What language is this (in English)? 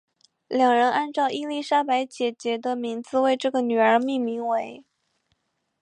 Chinese